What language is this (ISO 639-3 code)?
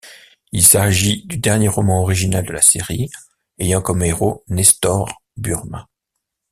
fra